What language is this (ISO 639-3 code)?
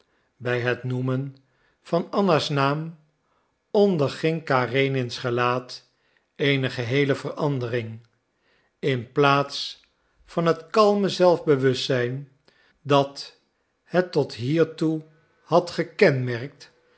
nld